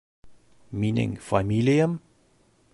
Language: Bashkir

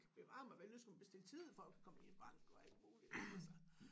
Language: Danish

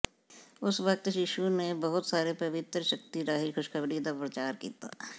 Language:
Punjabi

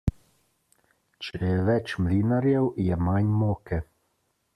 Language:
Slovenian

